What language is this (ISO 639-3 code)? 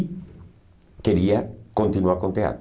por